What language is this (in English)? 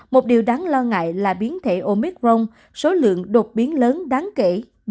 Vietnamese